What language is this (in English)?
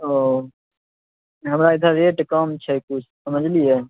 Maithili